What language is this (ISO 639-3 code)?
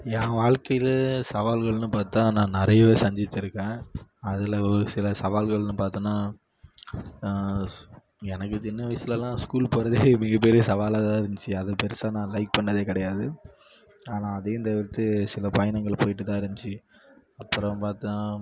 tam